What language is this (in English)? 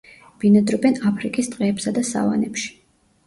Georgian